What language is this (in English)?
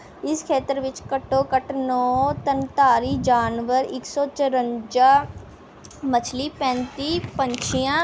Punjabi